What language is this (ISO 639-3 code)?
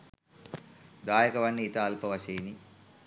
sin